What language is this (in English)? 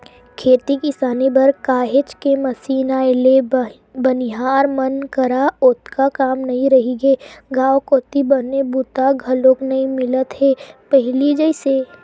Chhattisgarhi